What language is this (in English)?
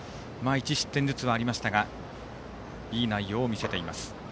Japanese